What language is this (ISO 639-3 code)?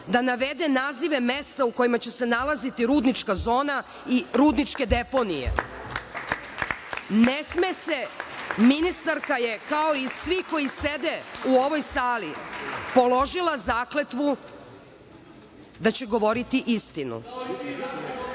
srp